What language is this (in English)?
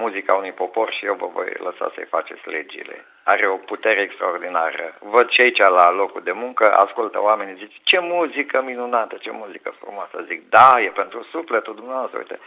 Romanian